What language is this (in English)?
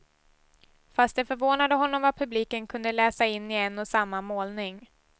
Swedish